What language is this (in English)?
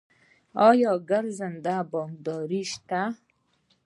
Pashto